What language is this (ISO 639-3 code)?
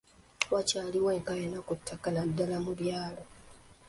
lug